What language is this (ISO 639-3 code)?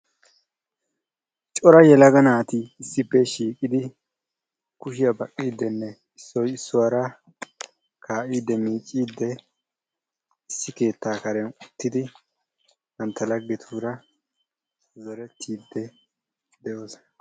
wal